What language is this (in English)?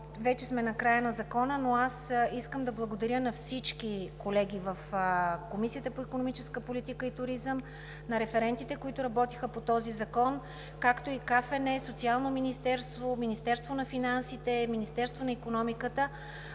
Bulgarian